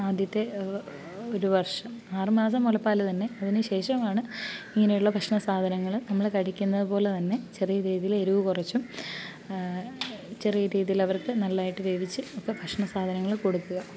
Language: Malayalam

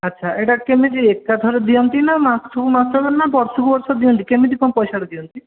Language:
Odia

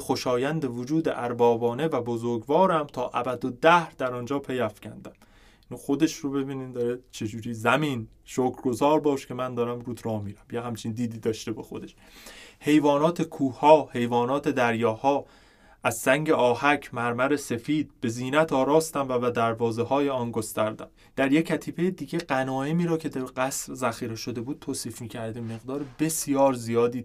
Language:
Persian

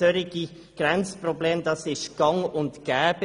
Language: Swiss German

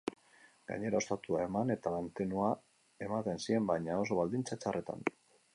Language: Basque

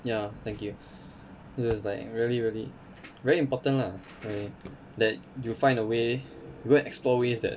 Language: English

